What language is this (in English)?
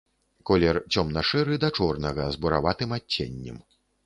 Belarusian